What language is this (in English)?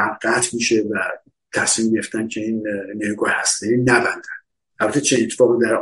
Persian